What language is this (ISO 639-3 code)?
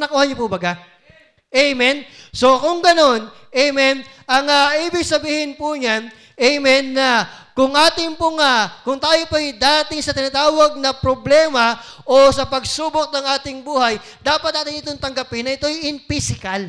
fil